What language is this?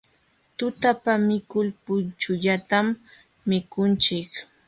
Jauja Wanca Quechua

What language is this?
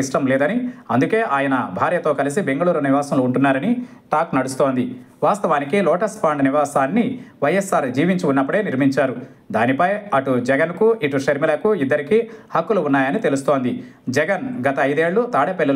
Telugu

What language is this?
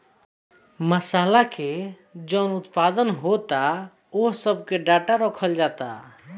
Bhojpuri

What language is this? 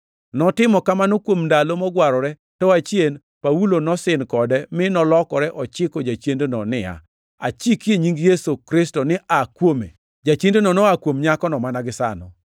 Luo (Kenya and Tanzania)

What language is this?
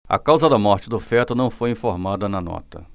Portuguese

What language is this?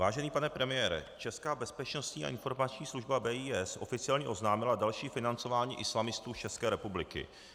Czech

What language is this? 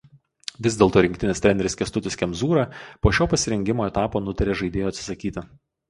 Lithuanian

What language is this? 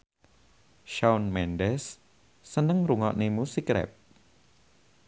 Javanese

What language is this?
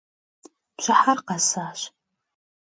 Kabardian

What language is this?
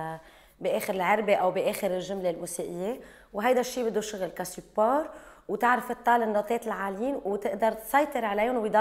Arabic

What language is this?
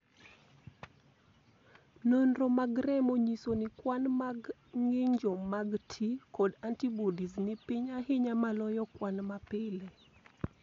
Luo (Kenya and Tanzania)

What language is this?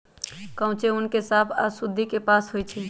Magahi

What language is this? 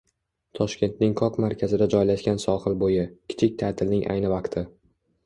Uzbek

